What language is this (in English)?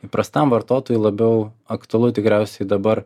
Lithuanian